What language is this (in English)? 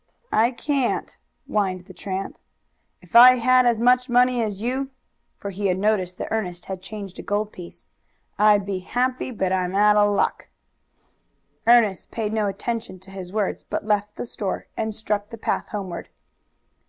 English